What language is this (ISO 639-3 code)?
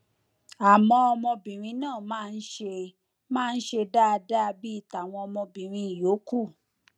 yor